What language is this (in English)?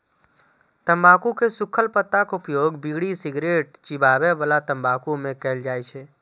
Maithili